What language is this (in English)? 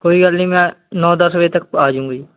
Punjabi